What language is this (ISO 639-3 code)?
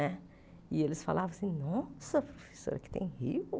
por